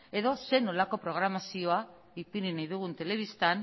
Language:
Basque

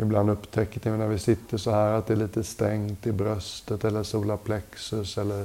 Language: Swedish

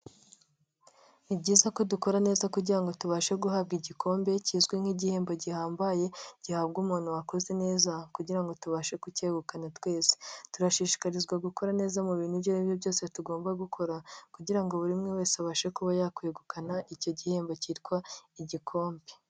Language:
Kinyarwanda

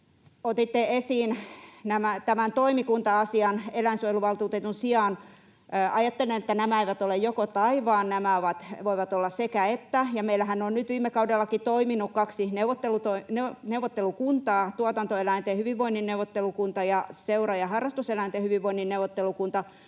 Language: Finnish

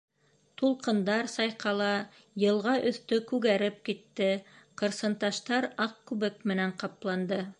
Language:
Bashkir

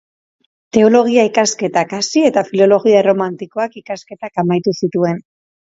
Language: Basque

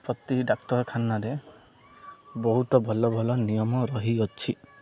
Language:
Odia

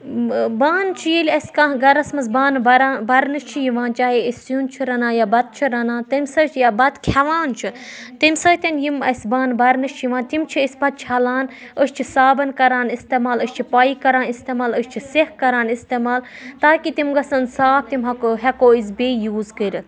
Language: Kashmiri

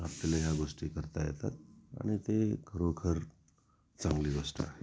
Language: Marathi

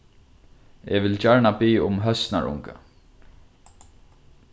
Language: Faroese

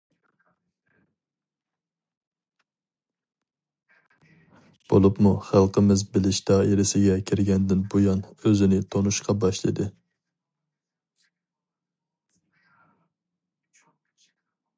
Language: Uyghur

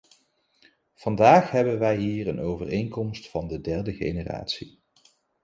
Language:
Dutch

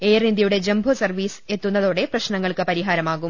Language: Malayalam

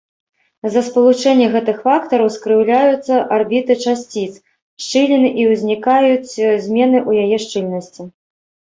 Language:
Belarusian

